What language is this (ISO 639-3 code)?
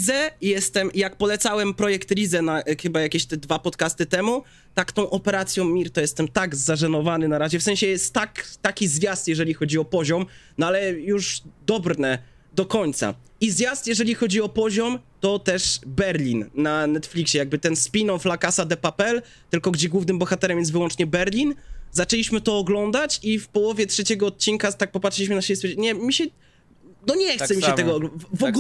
pol